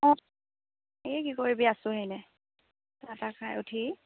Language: Assamese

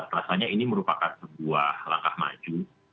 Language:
Indonesian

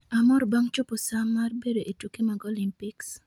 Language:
Luo (Kenya and Tanzania)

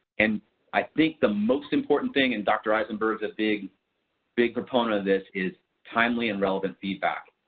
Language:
English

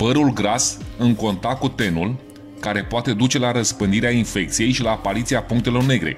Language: Romanian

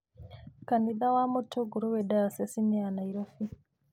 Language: Kikuyu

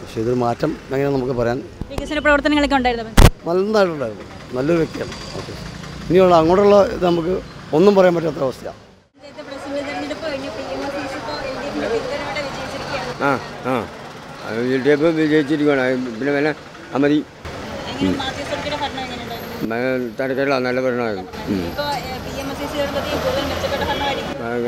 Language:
Malayalam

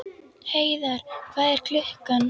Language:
Icelandic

